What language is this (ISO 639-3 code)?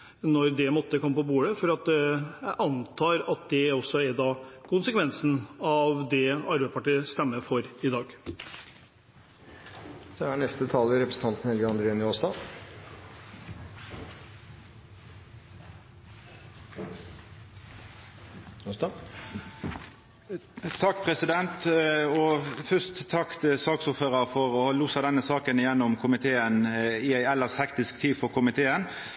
nor